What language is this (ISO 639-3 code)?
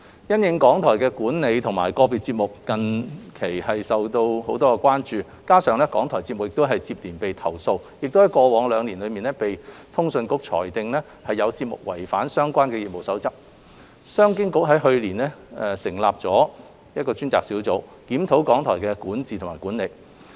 yue